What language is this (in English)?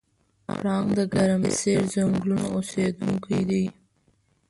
Pashto